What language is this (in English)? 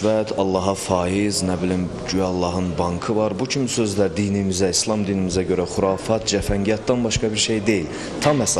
Turkish